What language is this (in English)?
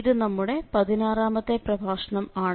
Malayalam